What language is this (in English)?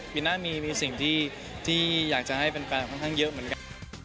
Thai